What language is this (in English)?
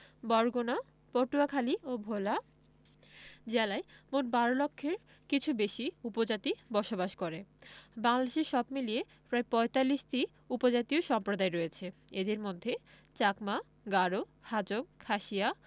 Bangla